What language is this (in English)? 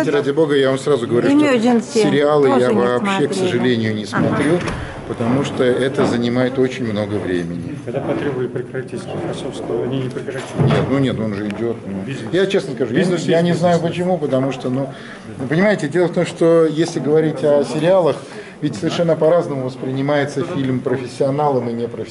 Russian